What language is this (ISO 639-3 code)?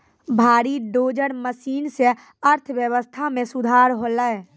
mai